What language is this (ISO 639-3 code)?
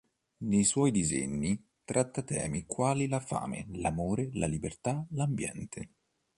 ita